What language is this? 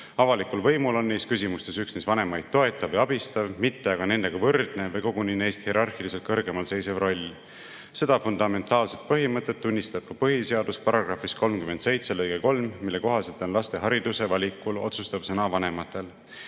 Estonian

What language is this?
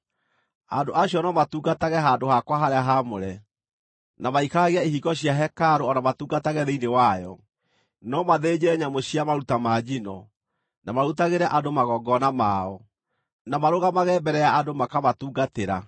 Kikuyu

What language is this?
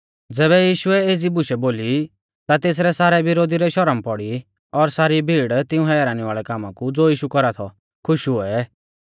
Mahasu Pahari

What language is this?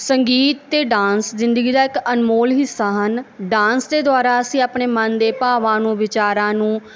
Punjabi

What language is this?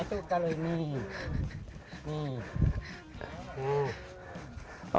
Indonesian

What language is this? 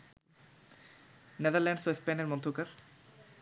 Bangla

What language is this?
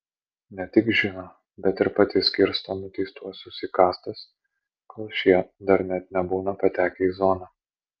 Lithuanian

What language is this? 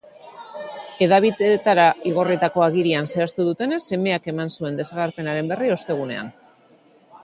Basque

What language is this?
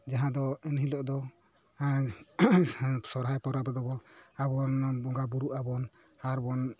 Santali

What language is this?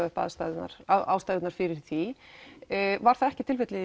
Icelandic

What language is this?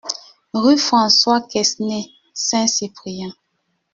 French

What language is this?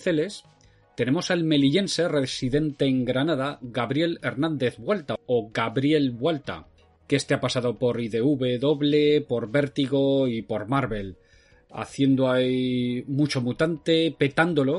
Spanish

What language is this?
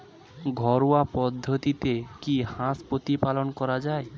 Bangla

